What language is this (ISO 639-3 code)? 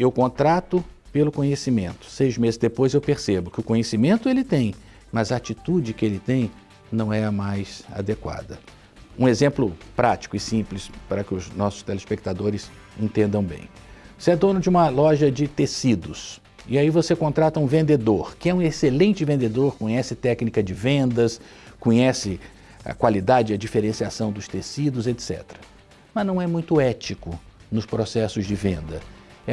por